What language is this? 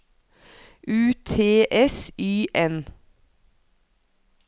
Norwegian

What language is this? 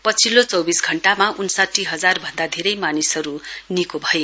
Nepali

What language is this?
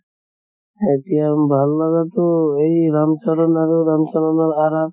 Assamese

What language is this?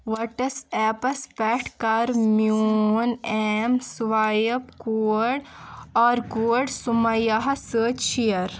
Kashmiri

